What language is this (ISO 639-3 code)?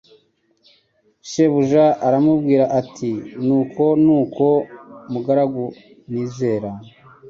kin